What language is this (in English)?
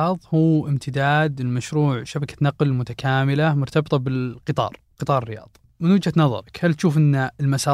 Arabic